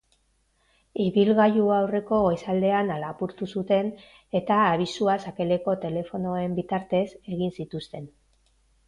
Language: Basque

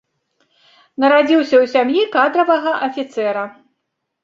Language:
Belarusian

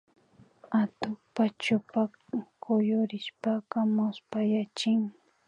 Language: Imbabura Highland Quichua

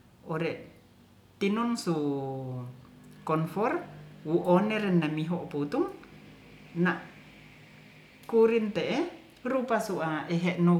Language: Ratahan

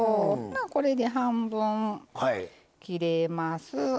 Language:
Japanese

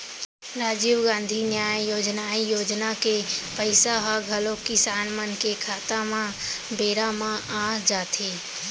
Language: Chhattisgarhi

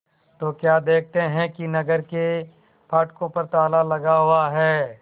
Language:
Hindi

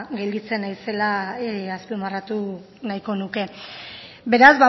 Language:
Basque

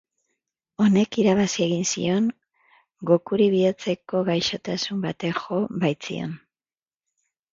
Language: Basque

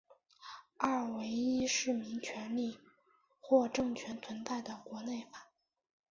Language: Chinese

